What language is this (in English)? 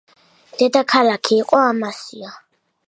Georgian